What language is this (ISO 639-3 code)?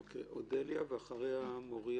heb